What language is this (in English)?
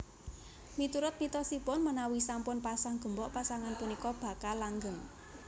Javanese